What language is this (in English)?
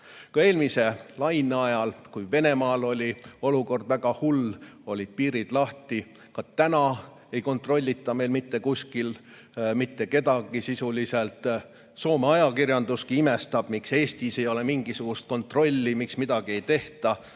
Estonian